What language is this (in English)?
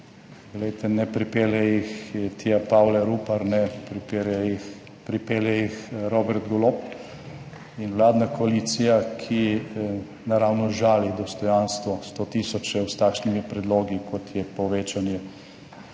Slovenian